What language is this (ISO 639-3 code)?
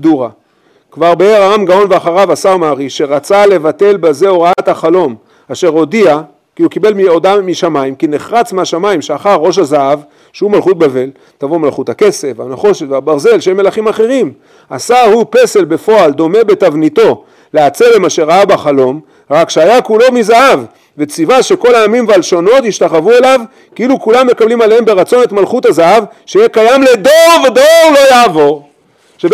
heb